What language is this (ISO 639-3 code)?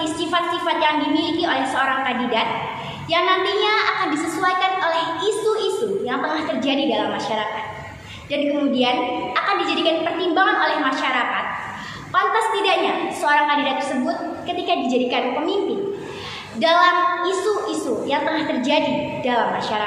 ind